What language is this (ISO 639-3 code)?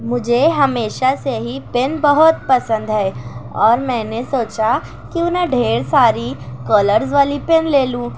urd